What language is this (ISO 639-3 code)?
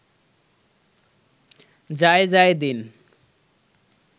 ben